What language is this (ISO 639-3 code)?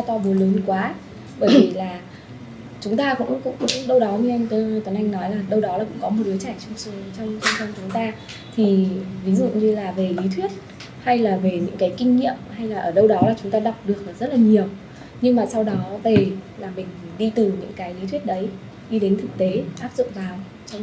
vie